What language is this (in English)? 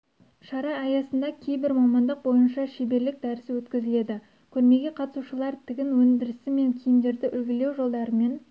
Kazakh